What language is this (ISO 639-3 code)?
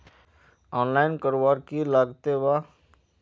mag